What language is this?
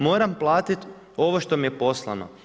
Croatian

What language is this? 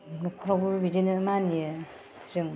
Bodo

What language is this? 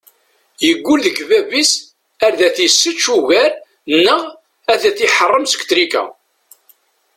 Kabyle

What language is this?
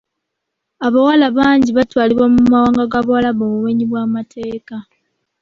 Ganda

